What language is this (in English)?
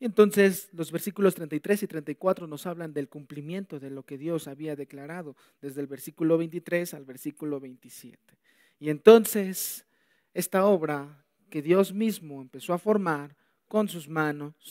Spanish